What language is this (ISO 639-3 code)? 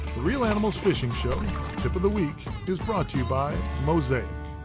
eng